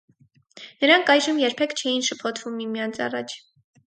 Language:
Armenian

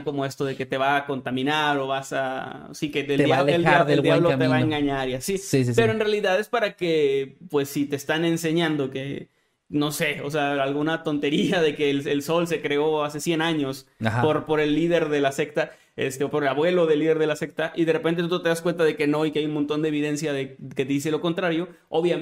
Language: Spanish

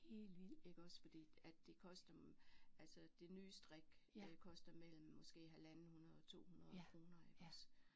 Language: Danish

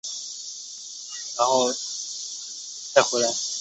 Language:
Chinese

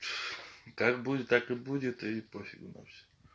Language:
Russian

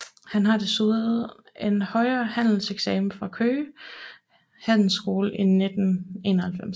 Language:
Danish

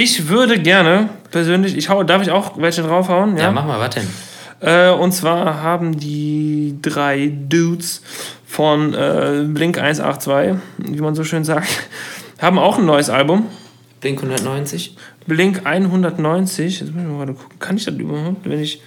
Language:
German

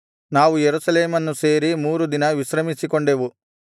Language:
Kannada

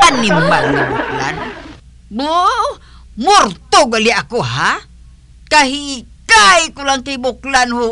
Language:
Filipino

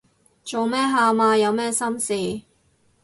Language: Cantonese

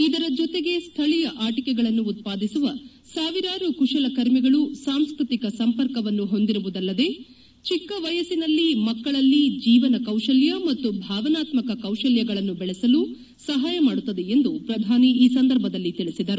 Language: Kannada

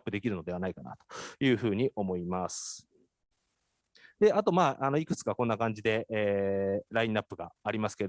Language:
Japanese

